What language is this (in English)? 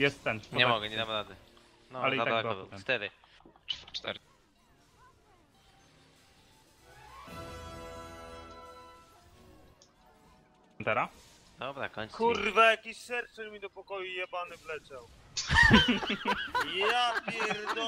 Polish